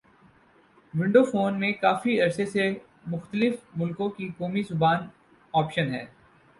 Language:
Urdu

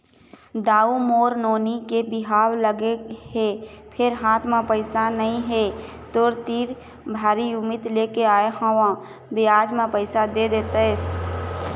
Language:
Chhattisgarhi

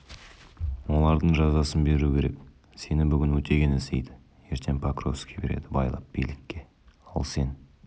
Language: Kazakh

